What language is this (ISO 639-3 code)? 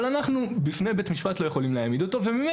heb